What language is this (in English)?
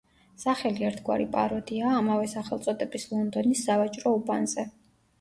Georgian